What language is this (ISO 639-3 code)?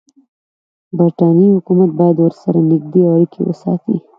pus